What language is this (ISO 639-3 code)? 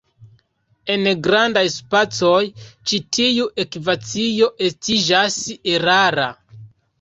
epo